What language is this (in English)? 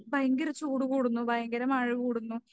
Malayalam